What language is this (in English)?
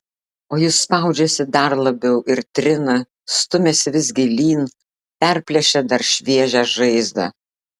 Lithuanian